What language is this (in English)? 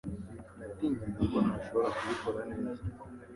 Kinyarwanda